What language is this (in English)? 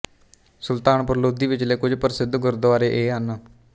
Punjabi